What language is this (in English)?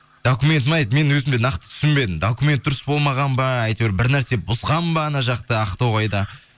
Kazakh